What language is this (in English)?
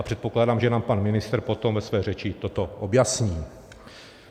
Czech